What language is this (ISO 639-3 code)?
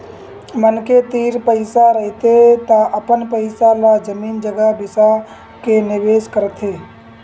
hne